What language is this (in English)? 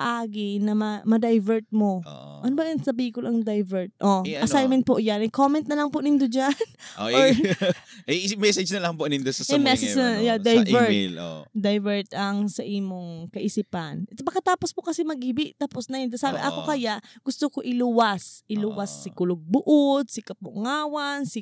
Filipino